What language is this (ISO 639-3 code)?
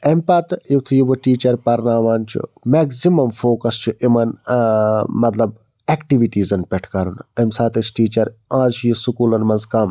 kas